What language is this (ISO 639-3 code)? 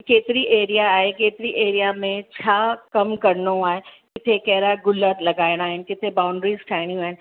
snd